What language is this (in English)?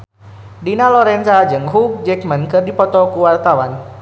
Sundanese